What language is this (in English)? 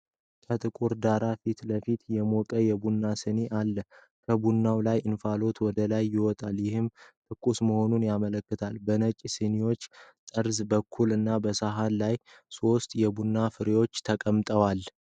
Amharic